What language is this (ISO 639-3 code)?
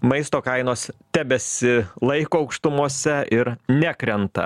lit